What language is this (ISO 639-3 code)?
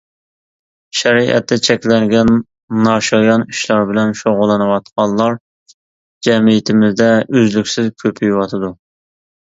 uig